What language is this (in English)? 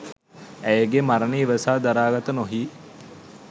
Sinhala